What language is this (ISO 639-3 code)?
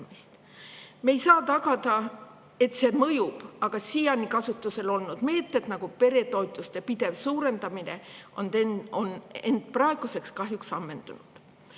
est